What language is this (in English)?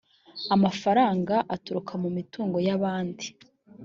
Kinyarwanda